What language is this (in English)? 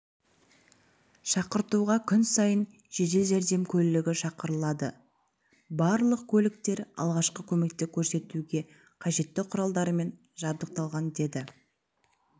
Kazakh